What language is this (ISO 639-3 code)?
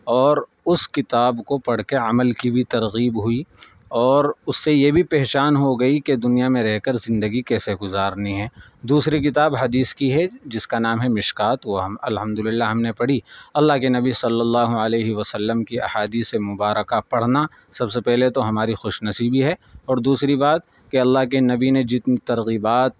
urd